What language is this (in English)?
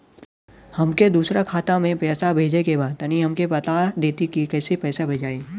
Bhojpuri